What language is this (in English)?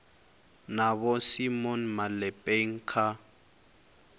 Venda